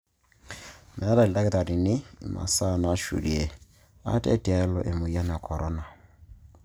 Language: Masai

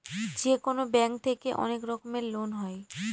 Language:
Bangla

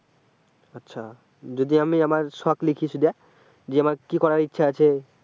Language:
Bangla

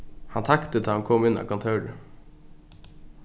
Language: Faroese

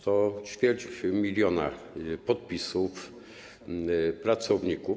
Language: Polish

